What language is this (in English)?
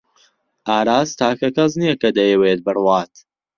Central Kurdish